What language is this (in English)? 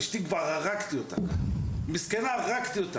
Hebrew